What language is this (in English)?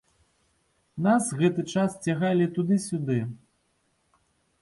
Belarusian